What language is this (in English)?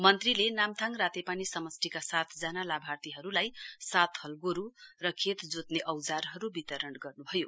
Nepali